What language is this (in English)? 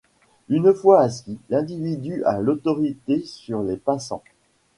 French